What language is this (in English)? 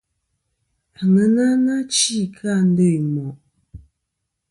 Kom